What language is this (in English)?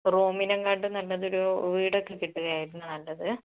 Malayalam